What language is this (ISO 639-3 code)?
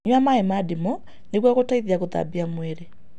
kik